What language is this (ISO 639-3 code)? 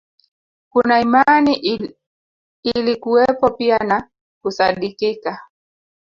swa